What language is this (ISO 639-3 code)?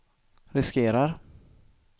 swe